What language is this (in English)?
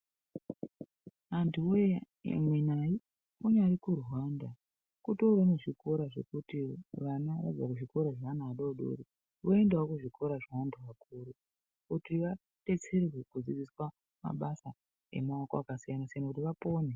Ndau